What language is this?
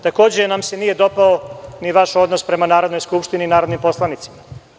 Serbian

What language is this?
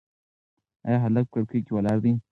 Pashto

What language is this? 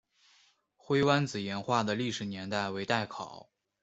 Chinese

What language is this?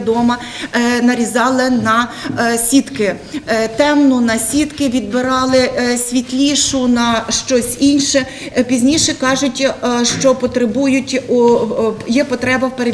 Ukrainian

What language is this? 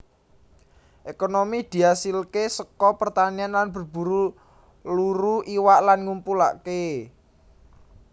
Javanese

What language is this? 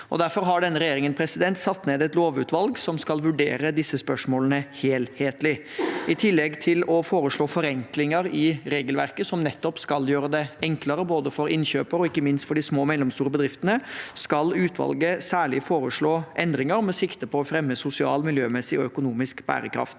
Norwegian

